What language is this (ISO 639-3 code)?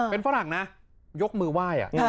tha